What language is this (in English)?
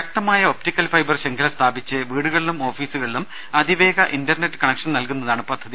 Malayalam